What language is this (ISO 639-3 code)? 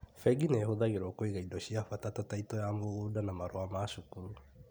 kik